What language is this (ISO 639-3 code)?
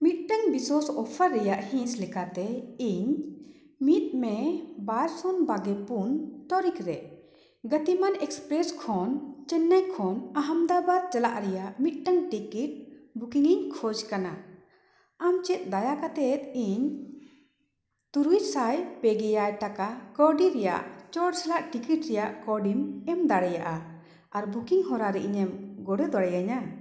sat